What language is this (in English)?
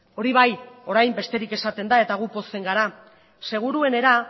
Basque